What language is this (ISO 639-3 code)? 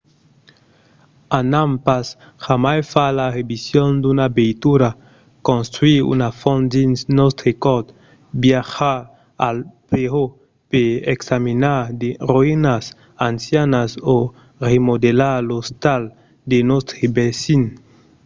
oci